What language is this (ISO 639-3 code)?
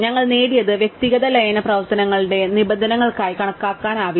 mal